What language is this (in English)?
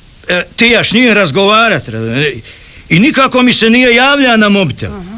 Croatian